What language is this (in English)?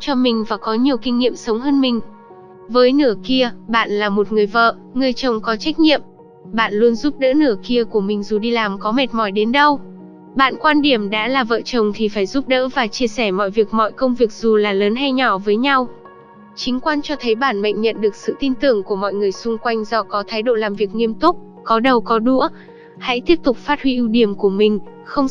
Vietnamese